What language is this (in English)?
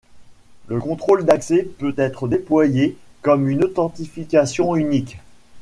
French